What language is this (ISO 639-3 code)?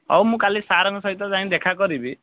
ori